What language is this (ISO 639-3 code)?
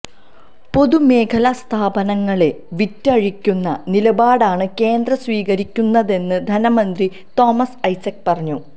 mal